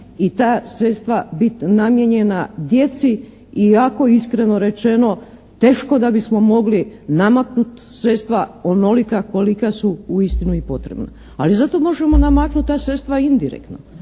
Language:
Croatian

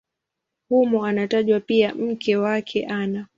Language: Swahili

